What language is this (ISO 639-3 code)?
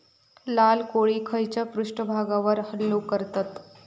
mar